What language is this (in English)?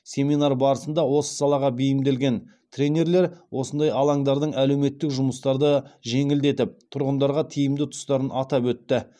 Kazakh